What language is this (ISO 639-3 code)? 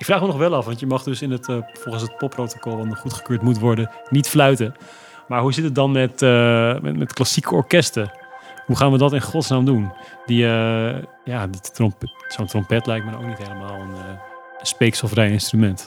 nld